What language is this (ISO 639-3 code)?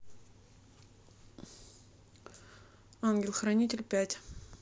rus